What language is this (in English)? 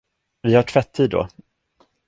Swedish